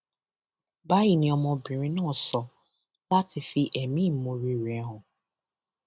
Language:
Yoruba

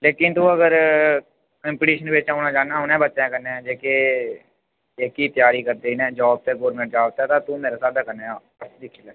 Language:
Dogri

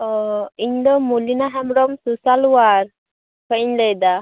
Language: Santali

